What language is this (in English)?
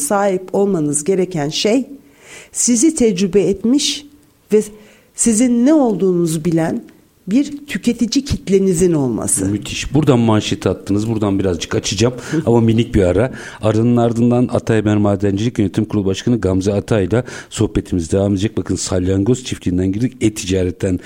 Turkish